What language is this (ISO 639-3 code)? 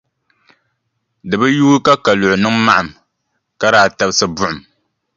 dag